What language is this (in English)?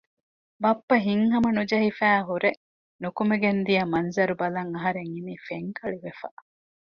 Divehi